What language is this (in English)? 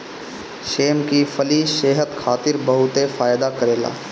Bhojpuri